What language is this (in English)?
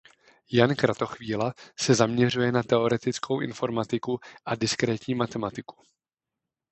Czech